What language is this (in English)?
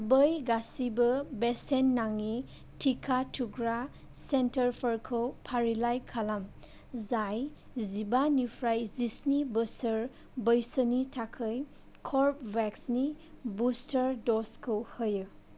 Bodo